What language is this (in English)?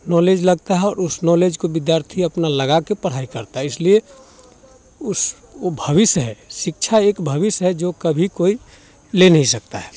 Hindi